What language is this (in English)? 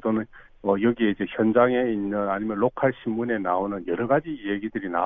Korean